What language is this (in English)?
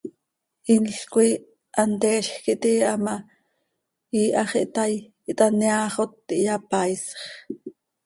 Seri